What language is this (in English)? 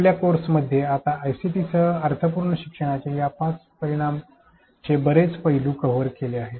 Marathi